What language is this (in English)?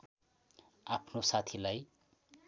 Nepali